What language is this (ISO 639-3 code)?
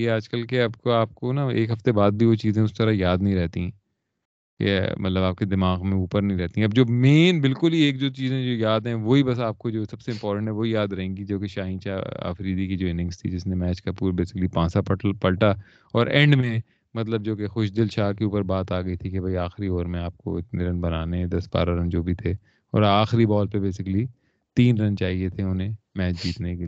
urd